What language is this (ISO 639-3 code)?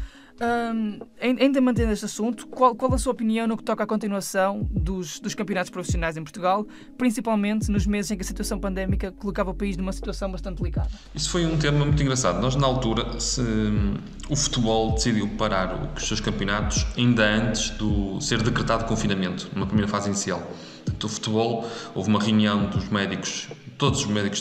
por